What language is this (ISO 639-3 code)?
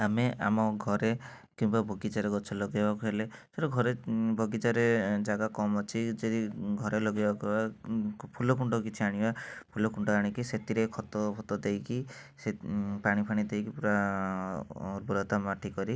ori